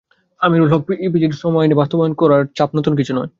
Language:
Bangla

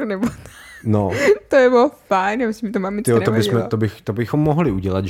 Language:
Czech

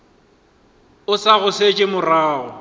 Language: Northern Sotho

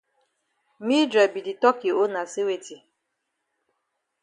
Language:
Cameroon Pidgin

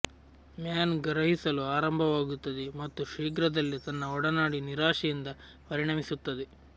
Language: Kannada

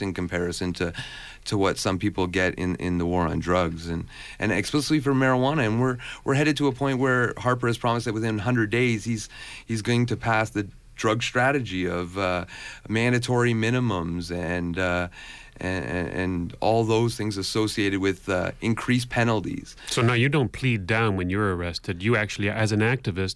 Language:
English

